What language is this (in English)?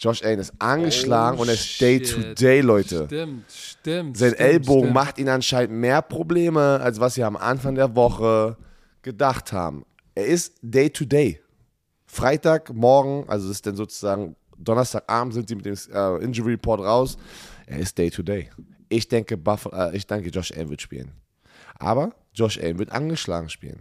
German